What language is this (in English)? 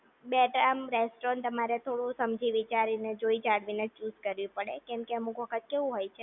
Gujarati